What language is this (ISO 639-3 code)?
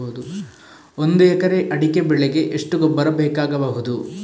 kan